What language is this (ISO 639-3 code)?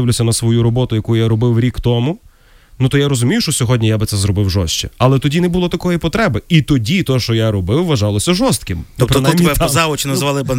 ukr